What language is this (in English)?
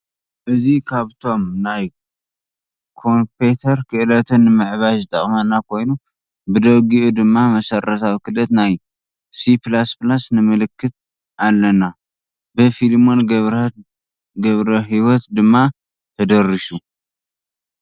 Tigrinya